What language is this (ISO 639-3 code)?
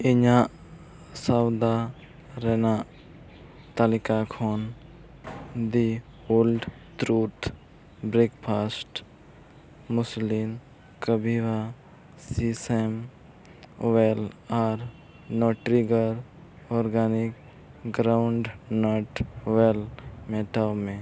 sat